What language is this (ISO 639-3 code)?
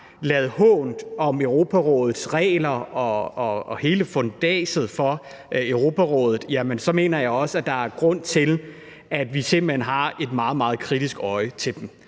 dan